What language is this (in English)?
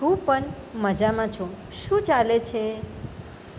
Gujarati